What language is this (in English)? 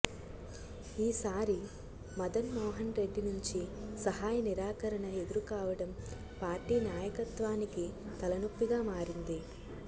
Telugu